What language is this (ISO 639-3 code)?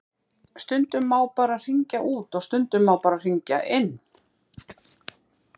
isl